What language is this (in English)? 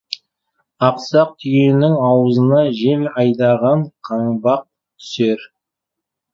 Kazakh